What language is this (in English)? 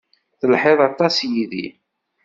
Kabyle